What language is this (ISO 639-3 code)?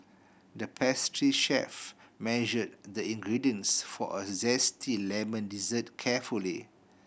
eng